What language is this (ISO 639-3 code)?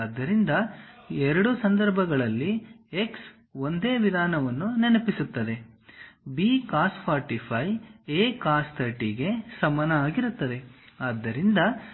kan